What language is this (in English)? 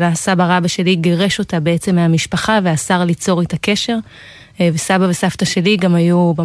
Hebrew